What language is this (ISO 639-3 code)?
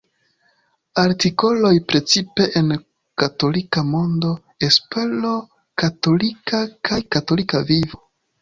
epo